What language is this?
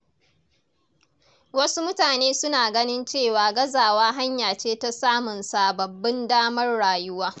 Hausa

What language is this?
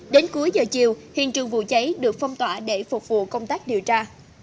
Vietnamese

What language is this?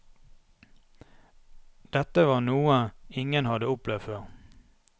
Norwegian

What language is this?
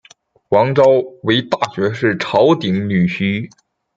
Chinese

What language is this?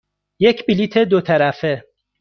Persian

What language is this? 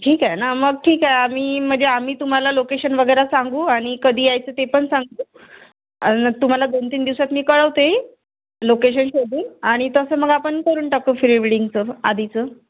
Marathi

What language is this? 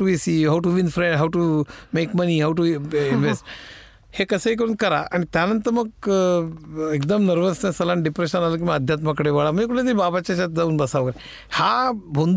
Marathi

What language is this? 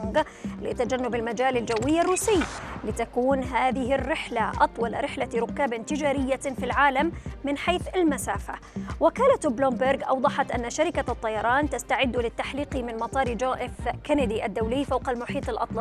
Arabic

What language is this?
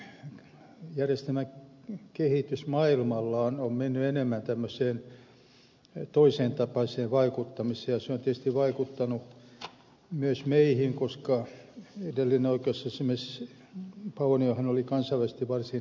Finnish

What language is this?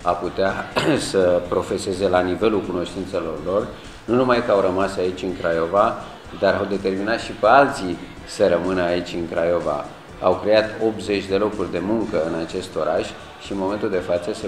Romanian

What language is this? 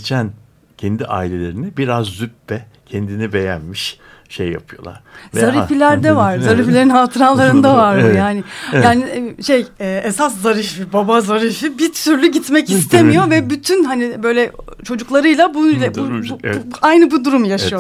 Turkish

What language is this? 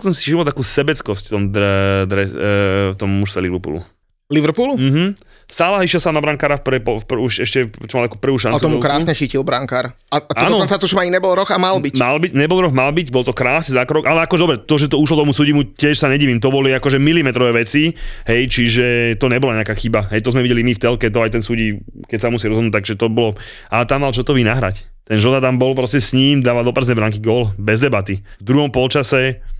Slovak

